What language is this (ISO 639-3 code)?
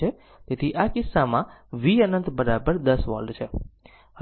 guj